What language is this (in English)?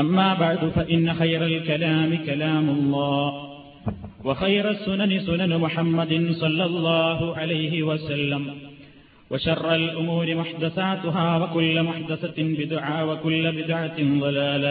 Malayalam